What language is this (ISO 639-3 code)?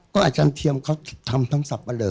tha